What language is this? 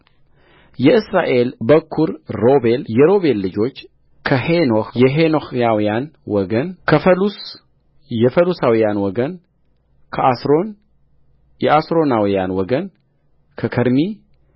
Amharic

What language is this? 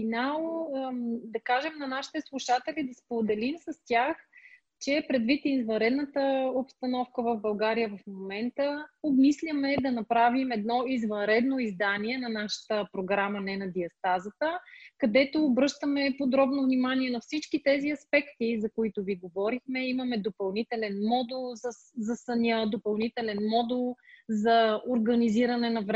Bulgarian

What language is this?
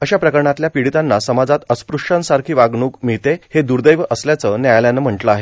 Marathi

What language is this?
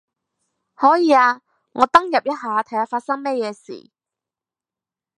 Cantonese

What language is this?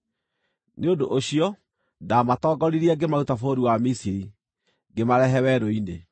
Kikuyu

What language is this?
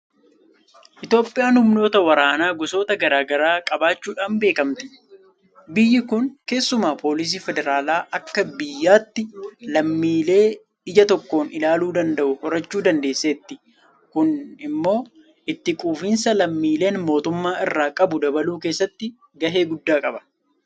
Oromo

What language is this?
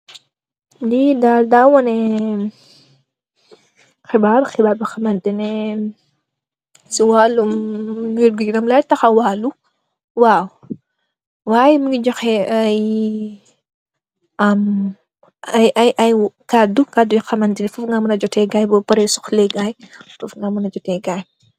Wolof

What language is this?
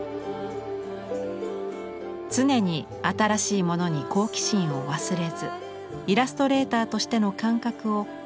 Japanese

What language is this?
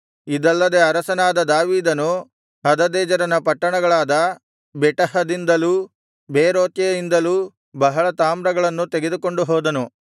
Kannada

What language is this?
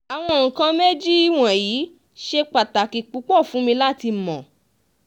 Yoruba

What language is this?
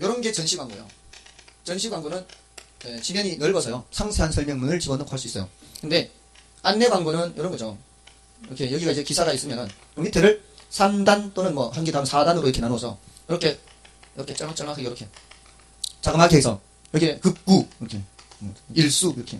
Korean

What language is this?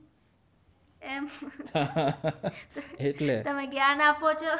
Gujarati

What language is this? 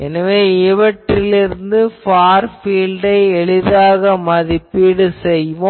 Tamil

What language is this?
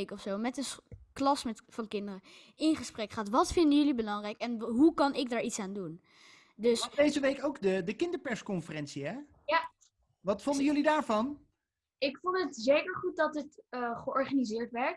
Dutch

